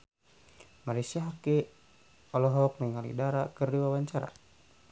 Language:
Sundanese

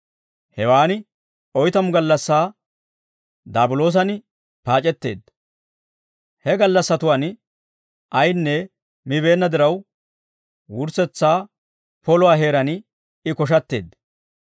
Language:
Dawro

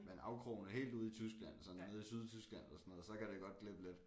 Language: Danish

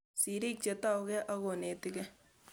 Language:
Kalenjin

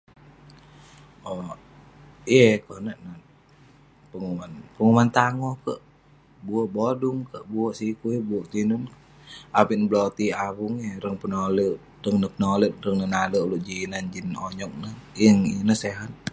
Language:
Western Penan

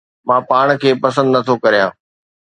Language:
Sindhi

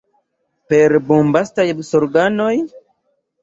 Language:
Esperanto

